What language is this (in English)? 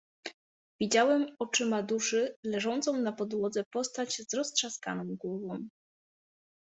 Polish